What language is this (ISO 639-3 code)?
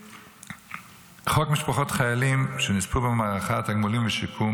heb